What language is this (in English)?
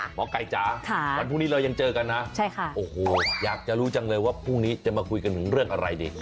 Thai